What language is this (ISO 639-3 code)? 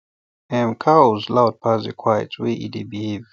pcm